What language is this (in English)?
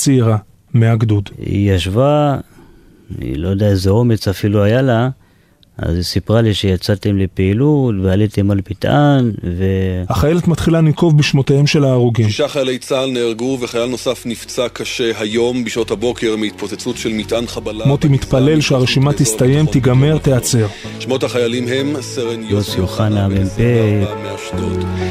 Hebrew